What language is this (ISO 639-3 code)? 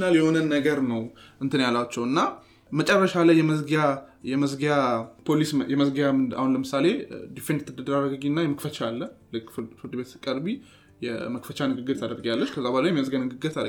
amh